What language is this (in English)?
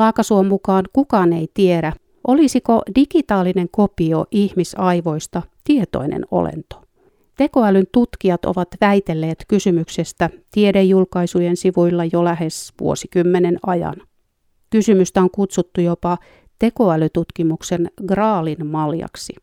Finnish